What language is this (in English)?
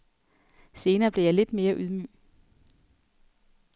Danish